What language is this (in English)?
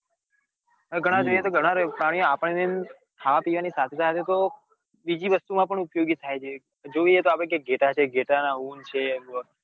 Gujarati